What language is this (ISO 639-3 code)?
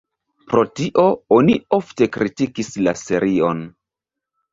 epo